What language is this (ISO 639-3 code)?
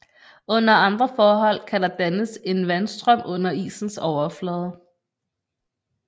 dan